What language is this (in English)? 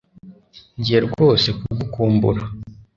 Kinyarwanda